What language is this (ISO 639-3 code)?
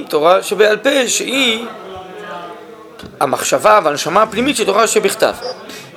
heb